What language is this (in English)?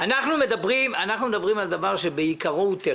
Hebrew